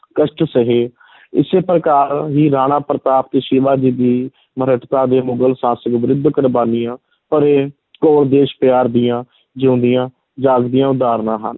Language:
Punjabi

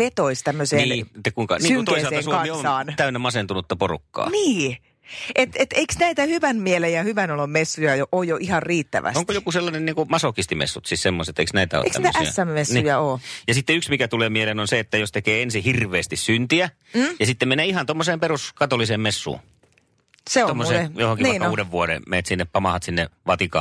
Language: Finnish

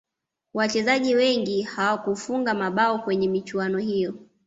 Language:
Swahili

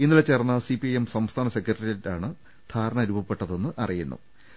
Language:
Malayalam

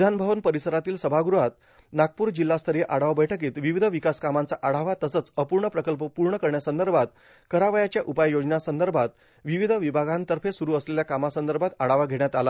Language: Marathi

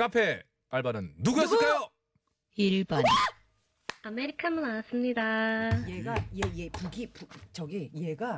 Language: Korean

